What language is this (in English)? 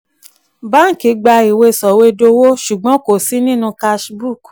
Yoruba